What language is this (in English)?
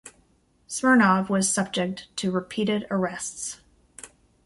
English